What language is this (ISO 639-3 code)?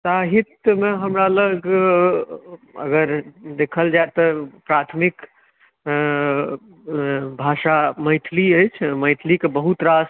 mai